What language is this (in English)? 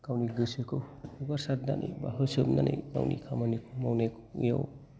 Bodo